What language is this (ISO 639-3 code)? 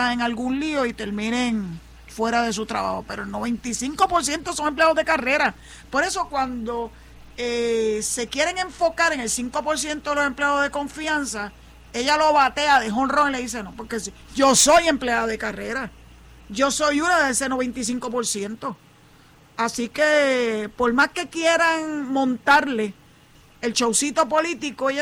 spa